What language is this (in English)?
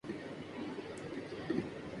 Urdu